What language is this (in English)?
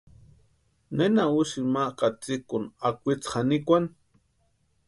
Western Highland Purepecha